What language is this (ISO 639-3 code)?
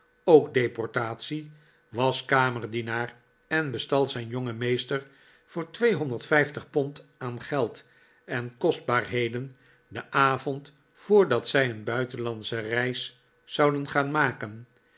nld